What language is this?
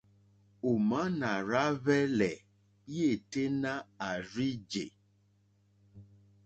Mokpwe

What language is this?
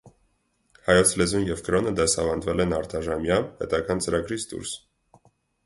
Armenian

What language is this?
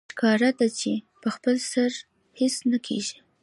Pashto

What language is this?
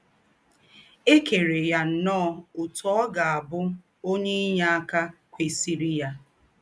Igbo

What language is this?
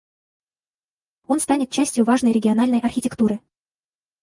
Russian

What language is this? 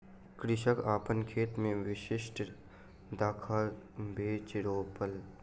Maithili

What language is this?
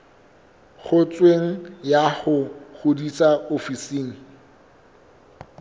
Southern Sotho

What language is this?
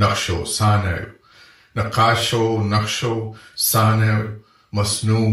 Urdu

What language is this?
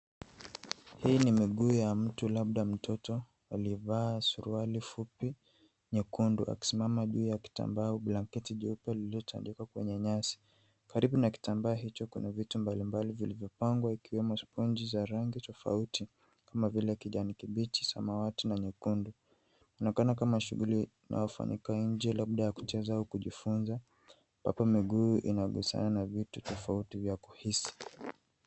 Swahili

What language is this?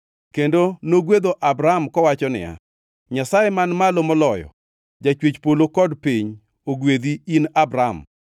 Luo (Kenya and Tanzania)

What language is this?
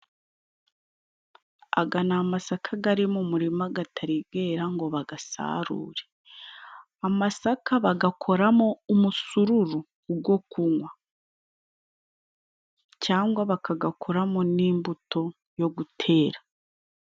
Kinyarwanda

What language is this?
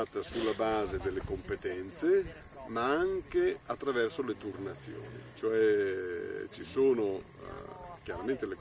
Italian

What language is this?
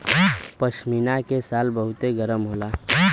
Bhojpuri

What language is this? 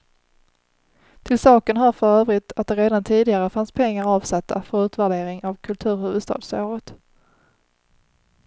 Swedish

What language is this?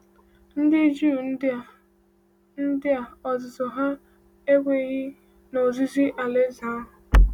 Igbo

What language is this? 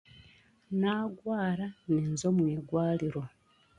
Chiga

